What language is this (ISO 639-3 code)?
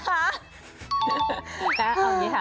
tha